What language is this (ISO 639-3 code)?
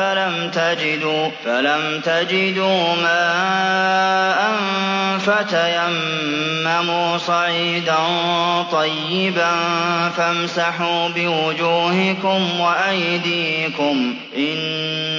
ara